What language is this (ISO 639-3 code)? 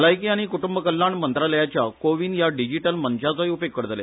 kok